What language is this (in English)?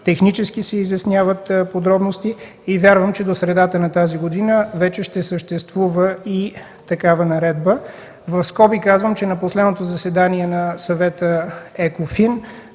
Bulgarian